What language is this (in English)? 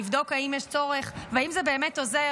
Hebrew